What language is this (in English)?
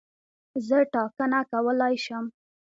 Pashto